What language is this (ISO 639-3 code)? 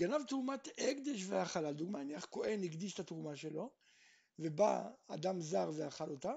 heb